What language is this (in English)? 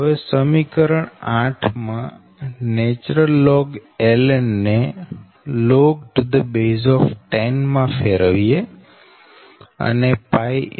Gujarati